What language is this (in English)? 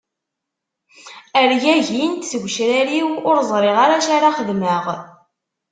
Kabyle